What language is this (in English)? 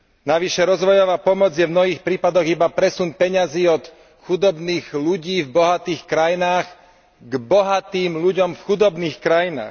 Slovak